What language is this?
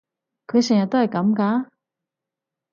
Cantonese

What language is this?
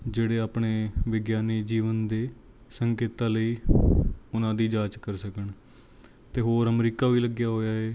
Punjabi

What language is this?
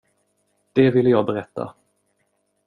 Swedish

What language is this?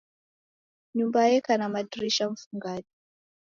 Taita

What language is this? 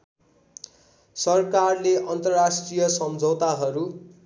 Nepali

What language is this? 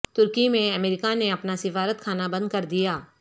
Urdu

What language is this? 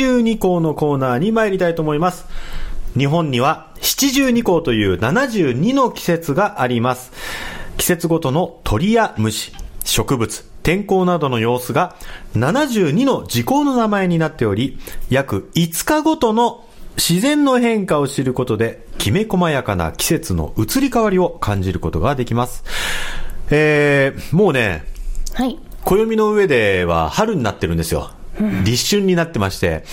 Japanese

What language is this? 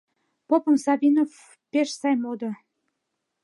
Mari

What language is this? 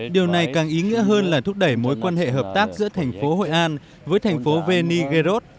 Vietnamese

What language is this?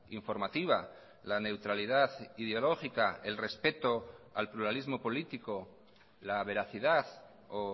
Spanish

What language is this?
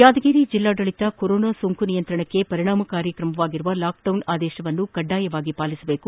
Kannada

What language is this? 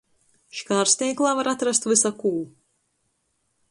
Latgalian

